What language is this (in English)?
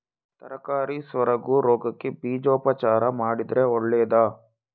Kannada